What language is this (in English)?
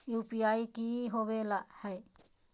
Magahi